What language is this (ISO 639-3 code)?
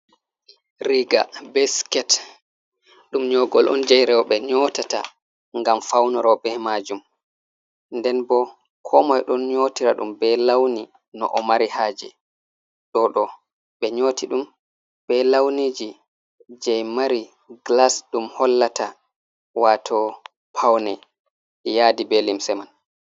ful